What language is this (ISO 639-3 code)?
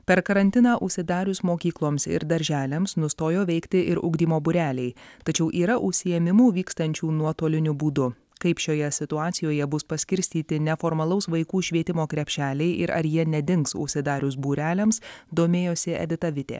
lit